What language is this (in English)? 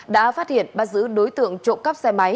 Vietnamese